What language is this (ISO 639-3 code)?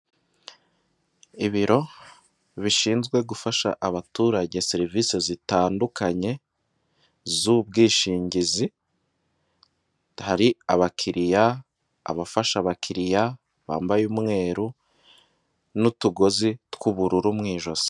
kin